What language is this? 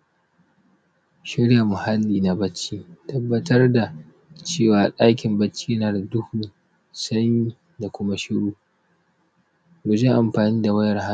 Hausa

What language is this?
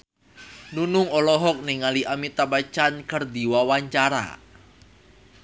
Sundanese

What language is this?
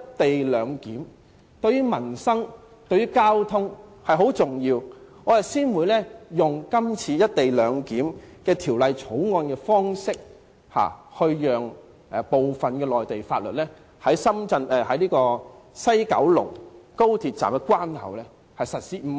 Cantonese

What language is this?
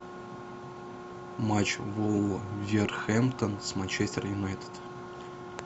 Russian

